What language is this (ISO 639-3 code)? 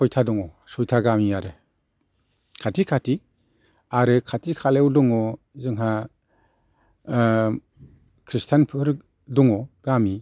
brx